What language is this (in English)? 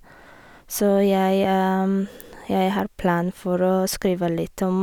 Norwegian